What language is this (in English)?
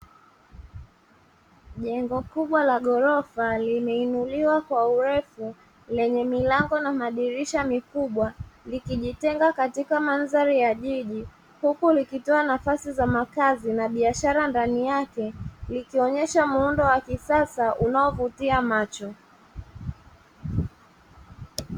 Swahili